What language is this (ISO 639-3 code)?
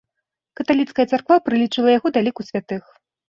bel